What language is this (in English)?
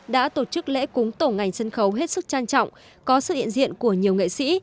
Vietnamese